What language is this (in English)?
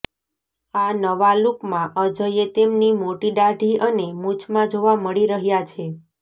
Gujarati